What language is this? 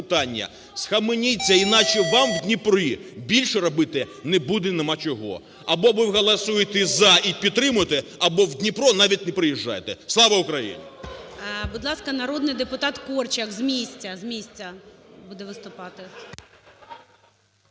Ukrainian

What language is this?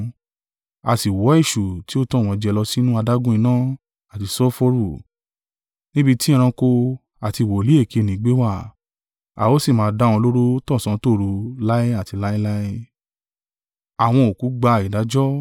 Yoruba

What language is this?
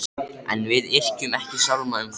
Icelandic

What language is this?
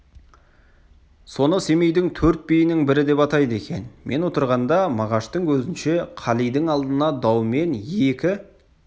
Kazakh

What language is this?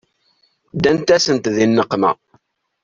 Kabyle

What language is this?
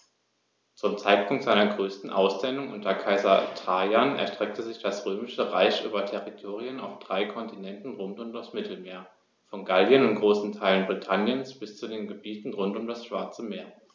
German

